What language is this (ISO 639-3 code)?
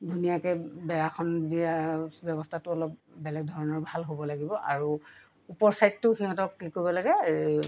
asm